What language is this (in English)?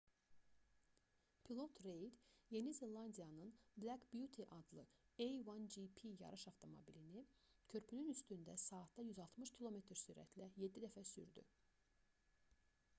Azerbaijani